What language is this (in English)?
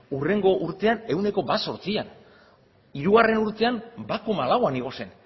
Basque